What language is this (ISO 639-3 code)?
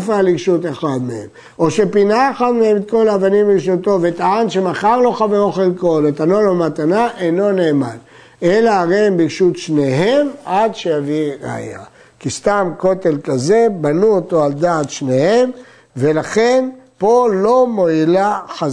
heb